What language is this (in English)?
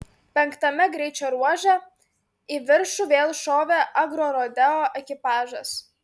Lithuanian